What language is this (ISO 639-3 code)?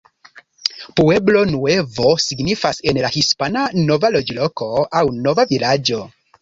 epo